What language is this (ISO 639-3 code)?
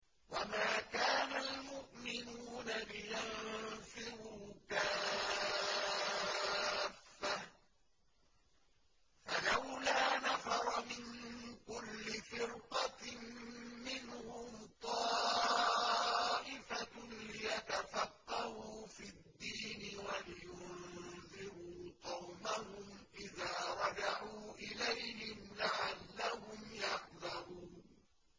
ara